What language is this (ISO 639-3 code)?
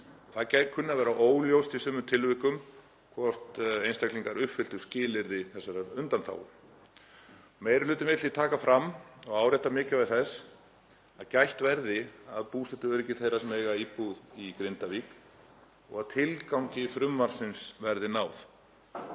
isl